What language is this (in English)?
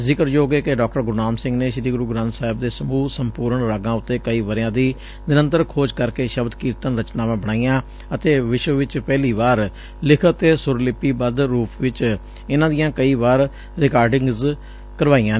Punjabi